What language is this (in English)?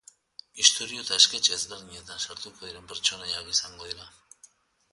Basque